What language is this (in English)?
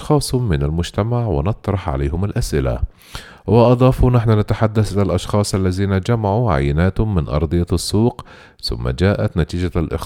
Arabic